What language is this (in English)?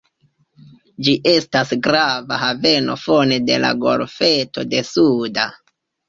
Esperanto